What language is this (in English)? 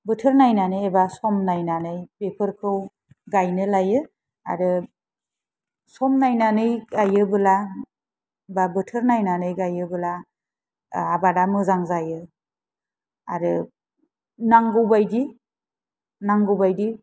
Bodo